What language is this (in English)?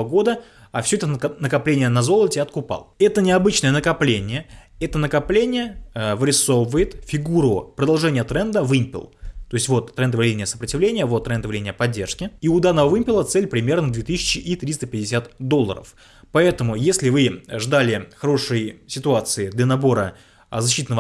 Russian